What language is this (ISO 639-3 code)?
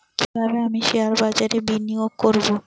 ben